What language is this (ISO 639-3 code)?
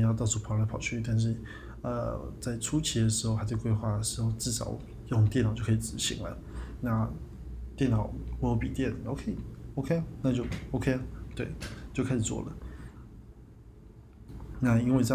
zho